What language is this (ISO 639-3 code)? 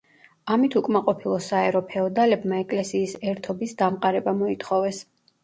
kat